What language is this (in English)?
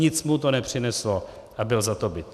Czech